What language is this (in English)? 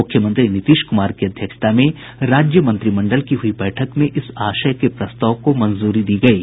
Hindi